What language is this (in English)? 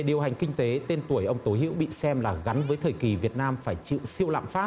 Vietnamese